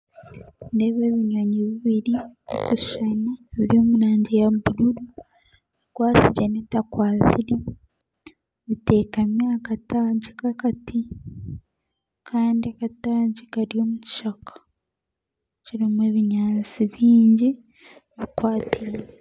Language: Nyankole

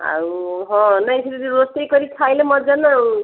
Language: Odia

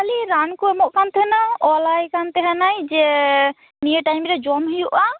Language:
Santali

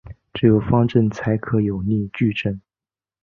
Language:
Chinese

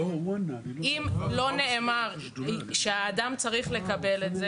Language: Hebrew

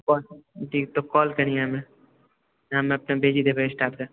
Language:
Maithili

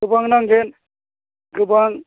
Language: Bodo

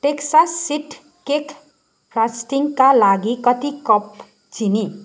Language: Nepali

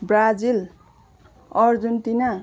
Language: Nepali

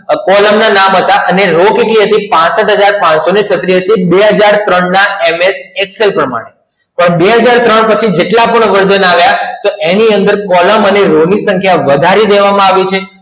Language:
Gujarati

